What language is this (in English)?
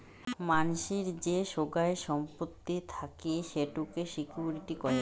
Bangla